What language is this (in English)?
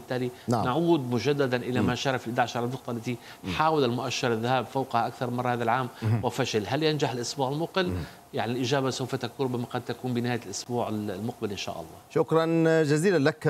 Arabic